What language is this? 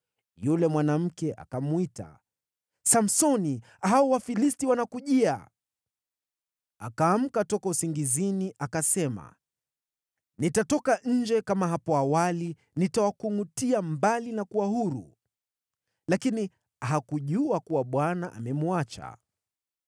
Swahili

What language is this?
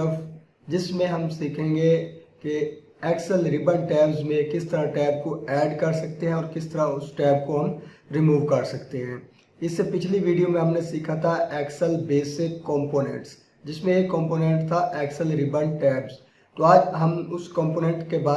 Urdu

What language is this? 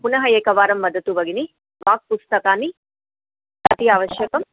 Sanskrit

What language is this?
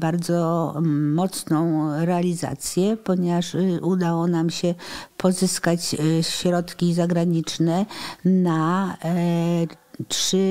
Polish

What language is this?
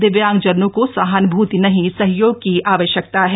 Hindi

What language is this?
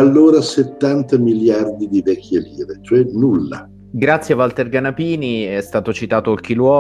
Italian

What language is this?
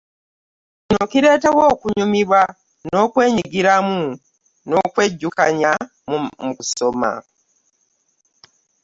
Ganda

